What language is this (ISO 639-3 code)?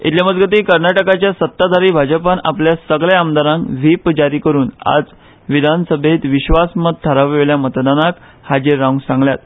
kok